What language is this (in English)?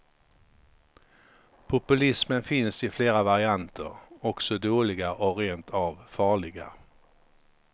Swedish